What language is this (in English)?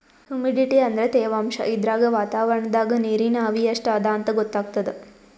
Kannada